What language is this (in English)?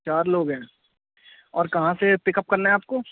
Urdu